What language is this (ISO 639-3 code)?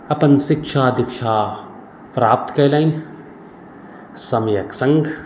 mai